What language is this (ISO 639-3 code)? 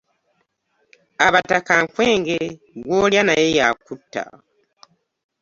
lug